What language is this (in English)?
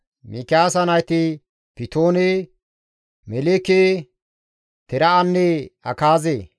Gamo